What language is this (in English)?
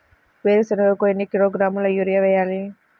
Telugu